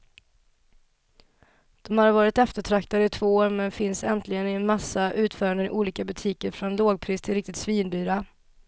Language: Swedish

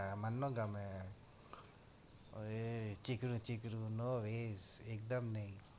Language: Gujarati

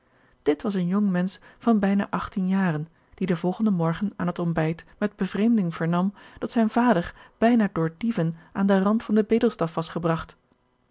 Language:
Dutch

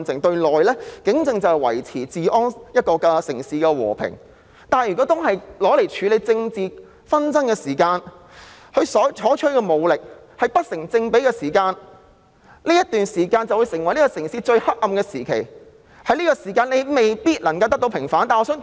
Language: Cantonese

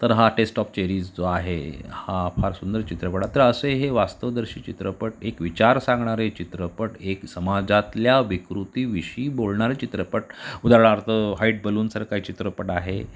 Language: Marathi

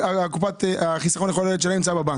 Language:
Hebrew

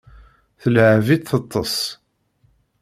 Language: Kabyle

